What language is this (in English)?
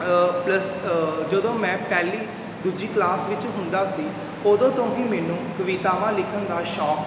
Punjabi